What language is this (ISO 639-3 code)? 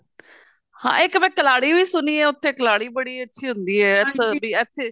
pan